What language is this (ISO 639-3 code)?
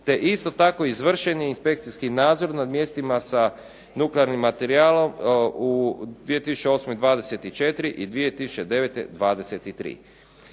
hrv